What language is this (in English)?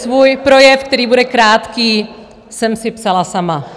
Czech